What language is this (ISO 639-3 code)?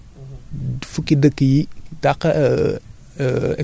wol